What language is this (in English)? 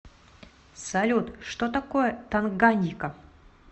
Russian